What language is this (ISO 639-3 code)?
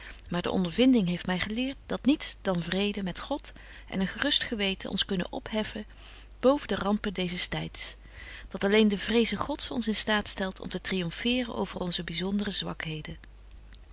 nld